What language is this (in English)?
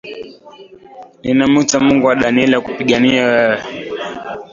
Swahili